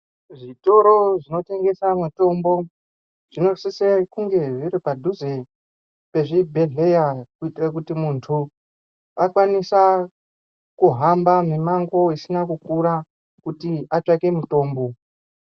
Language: Ndau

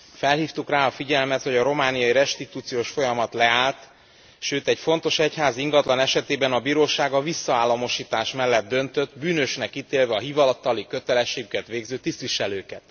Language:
Hungarian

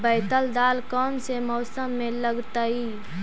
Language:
Magahi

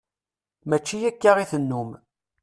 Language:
Kabyle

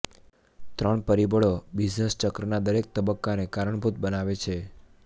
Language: Gujarati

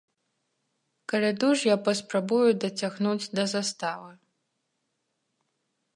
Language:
Belarusian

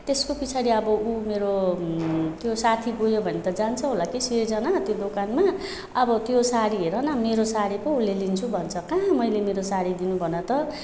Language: Nepali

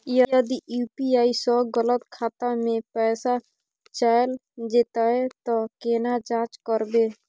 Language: Maithili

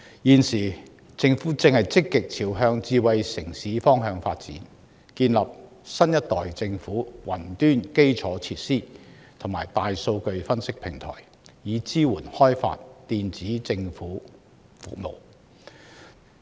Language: Cantonese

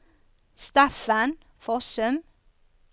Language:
Norwegian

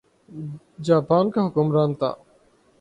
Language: Urdu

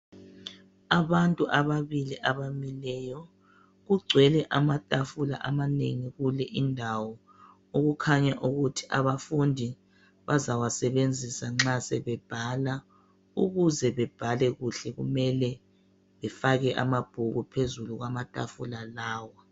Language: North Ndebele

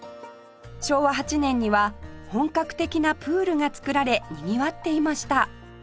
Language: Japanese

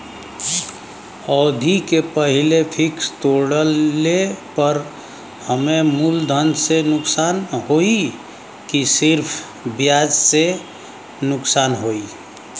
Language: Bhojpuri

